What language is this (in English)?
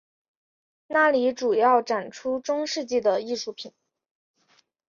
Chinese